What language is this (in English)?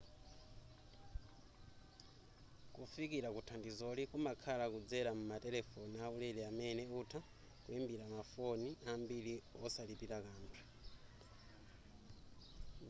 Nyanja